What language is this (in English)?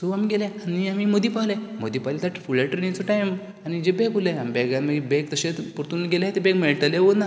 Konkani